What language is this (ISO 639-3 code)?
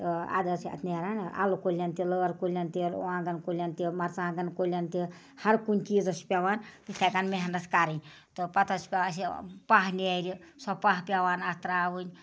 kas